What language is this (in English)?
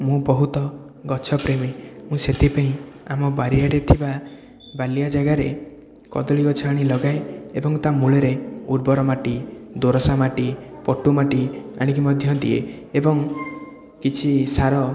Odia